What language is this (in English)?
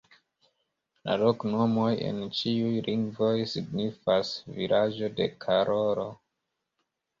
Esperanto